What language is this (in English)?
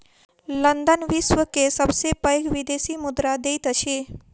Maithili